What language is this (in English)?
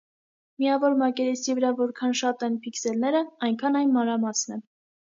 Armenian